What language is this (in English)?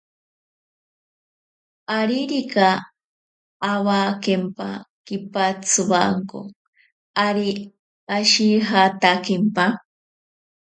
Ashéninka Perené